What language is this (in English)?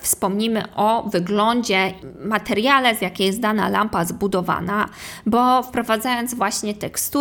Polish